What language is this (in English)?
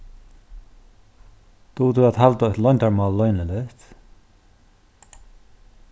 Faroese